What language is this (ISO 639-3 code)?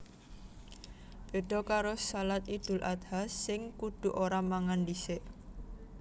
jav